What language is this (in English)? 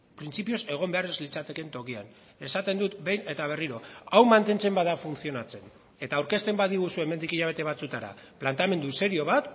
Basque